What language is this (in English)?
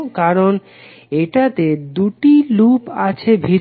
Bangla